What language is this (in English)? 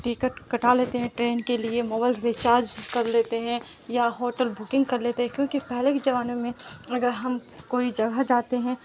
Urdu